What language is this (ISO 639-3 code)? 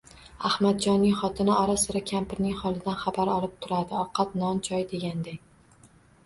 uzb